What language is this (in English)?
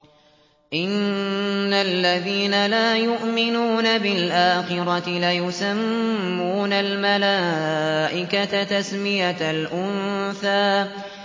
Arabic